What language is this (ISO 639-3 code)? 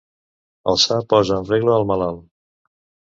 cat